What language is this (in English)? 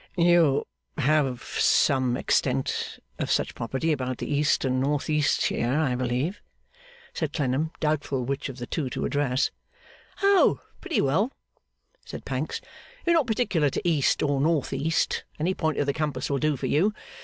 English